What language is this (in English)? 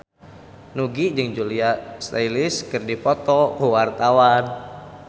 Sundanese